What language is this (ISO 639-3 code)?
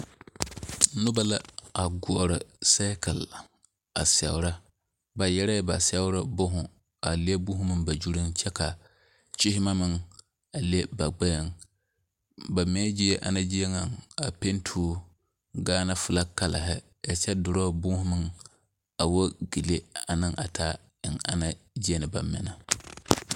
dga